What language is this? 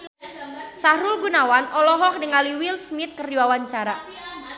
Sundanese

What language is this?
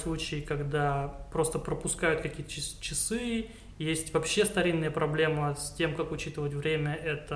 Russian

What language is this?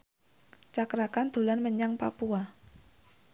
Javanese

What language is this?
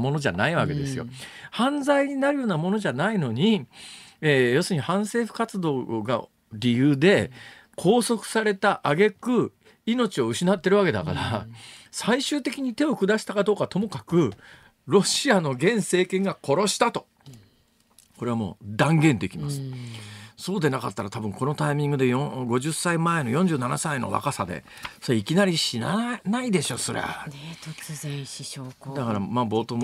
Japanese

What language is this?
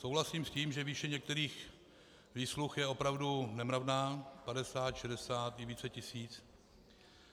Czech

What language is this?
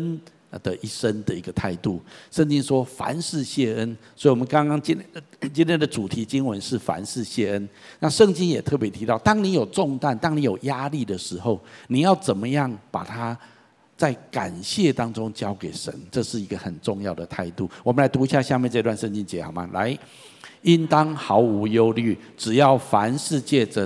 Chinese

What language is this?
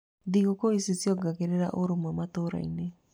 Kikuyu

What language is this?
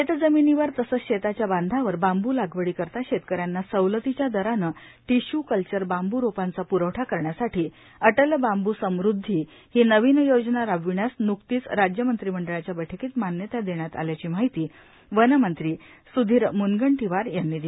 Marathi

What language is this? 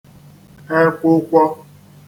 Igbo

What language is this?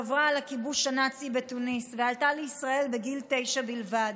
Hebrew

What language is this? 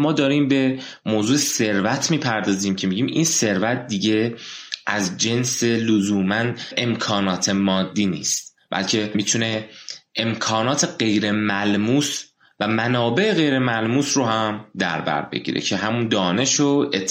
Persian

